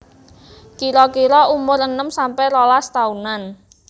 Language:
Javanese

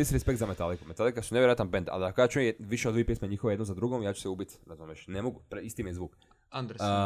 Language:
Croatian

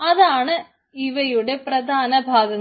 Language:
Malayalam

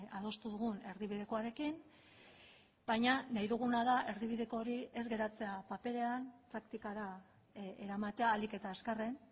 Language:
Basque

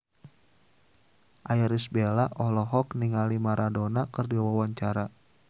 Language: Sundanese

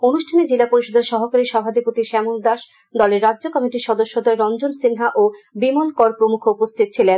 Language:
Bangla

